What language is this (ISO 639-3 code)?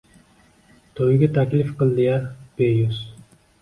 uzb